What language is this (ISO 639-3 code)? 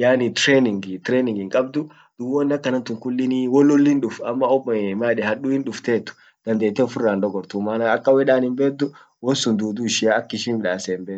orc